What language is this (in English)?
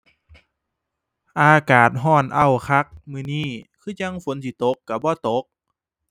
Thai